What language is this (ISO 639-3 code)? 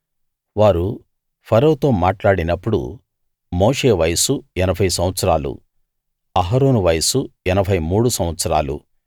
tel